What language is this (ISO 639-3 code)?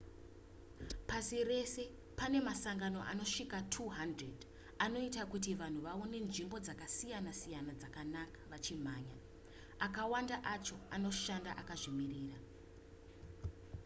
sna